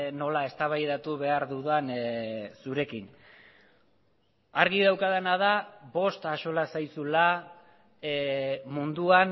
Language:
Basque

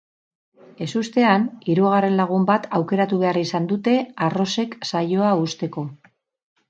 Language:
Basque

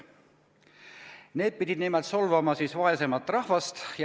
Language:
Estonian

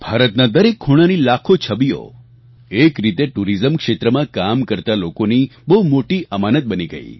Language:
Gujarati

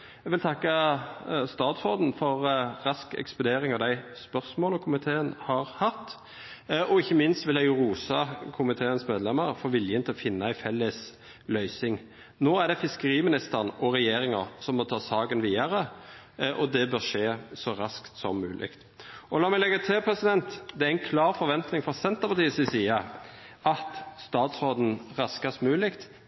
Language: Norwegian Nynorsk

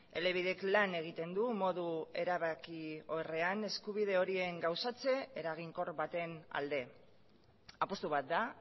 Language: Basque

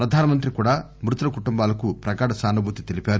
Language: Telugu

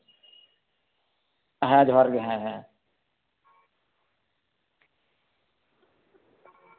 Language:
Santali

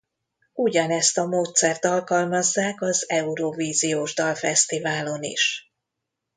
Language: Hungarian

